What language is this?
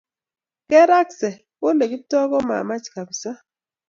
Kalenjin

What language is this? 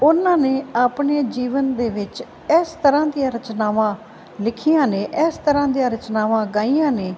Punjabi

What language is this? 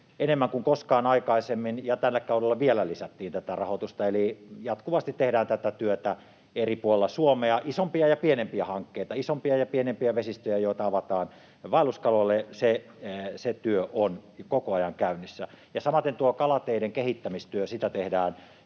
Finnish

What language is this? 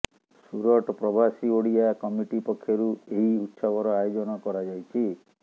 Odia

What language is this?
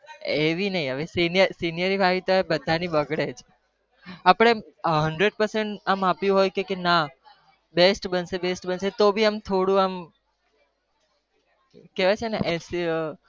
Gujarati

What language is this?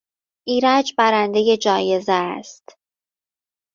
Persian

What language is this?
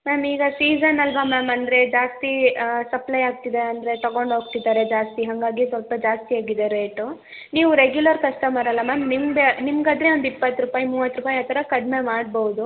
Kannada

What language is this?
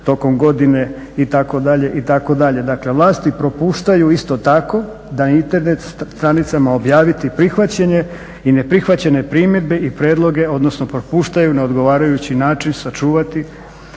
Croatian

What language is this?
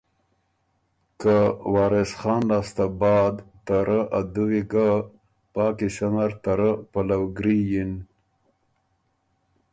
Ormuri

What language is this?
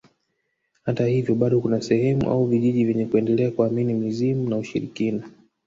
Swahili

